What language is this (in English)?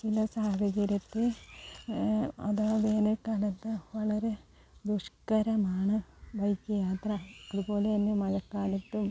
Malayalam